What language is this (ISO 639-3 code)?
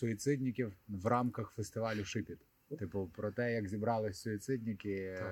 ukr